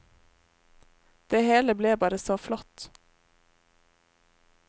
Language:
Norwegian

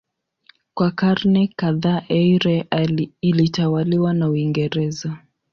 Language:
Swahili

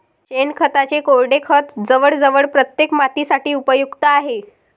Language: Marathi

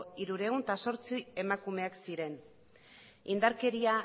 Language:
Basque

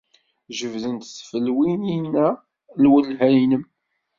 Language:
Kabyle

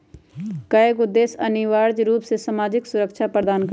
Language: Magahi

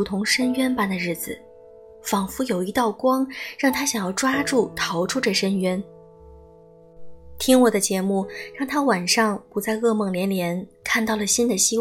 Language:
Chinese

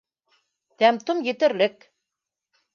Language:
Bashkir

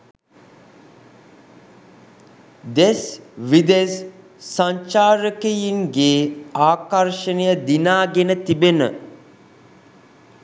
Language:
Sinhala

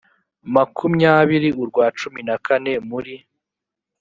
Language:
Kinyarwanda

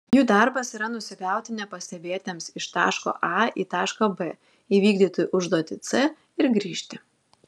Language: Lithuanian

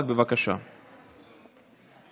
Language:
Hebrew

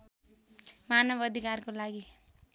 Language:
Nepali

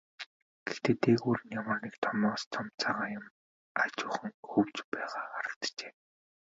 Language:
Mongolian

